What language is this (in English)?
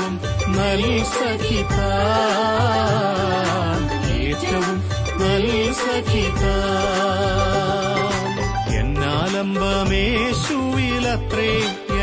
Malayalam